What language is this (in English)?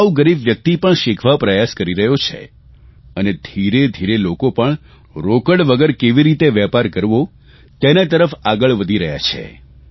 Gujarati